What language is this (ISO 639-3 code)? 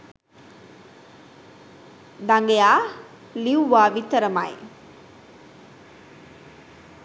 sin